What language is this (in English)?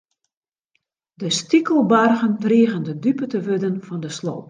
Western Frisian